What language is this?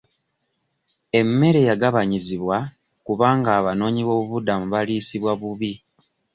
Ganda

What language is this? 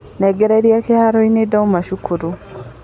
Kikuyu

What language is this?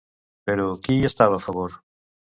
Catalan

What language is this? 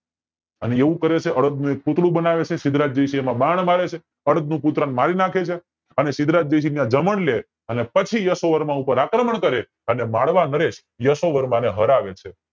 Gujarati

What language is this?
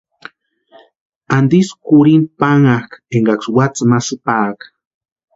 Western Highland Purepecha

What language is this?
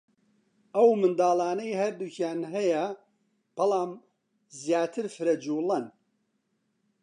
Central Kurdish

